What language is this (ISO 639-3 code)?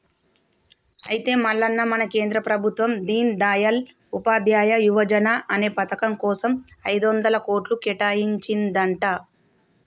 tel